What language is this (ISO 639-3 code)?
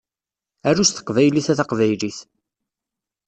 kab